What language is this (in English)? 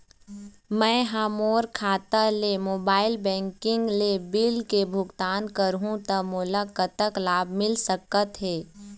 Chhattisgarhi